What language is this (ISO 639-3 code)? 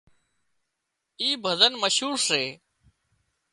kxp